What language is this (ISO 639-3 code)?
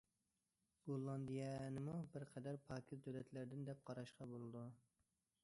uig